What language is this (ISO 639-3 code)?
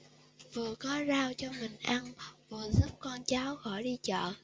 vie